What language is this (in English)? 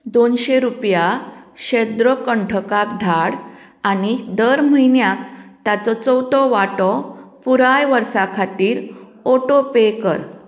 Konkani